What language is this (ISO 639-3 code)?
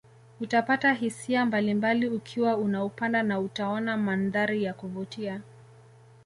swa